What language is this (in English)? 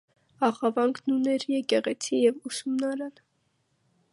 Armenian